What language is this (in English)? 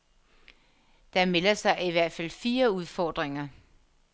Danish